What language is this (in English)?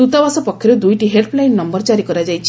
Odia